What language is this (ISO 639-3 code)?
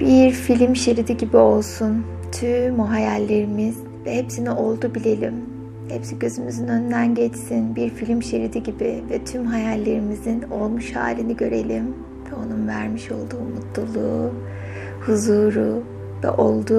tur